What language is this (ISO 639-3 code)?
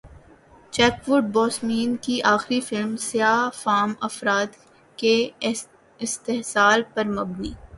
urd